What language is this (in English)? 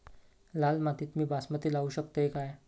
Marathi